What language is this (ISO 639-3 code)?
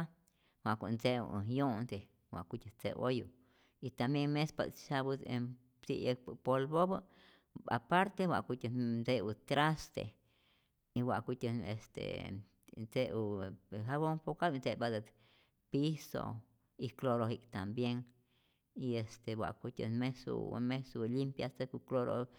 zor